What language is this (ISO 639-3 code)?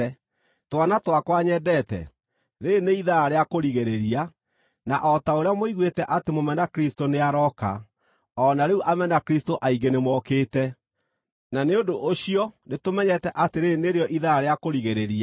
kik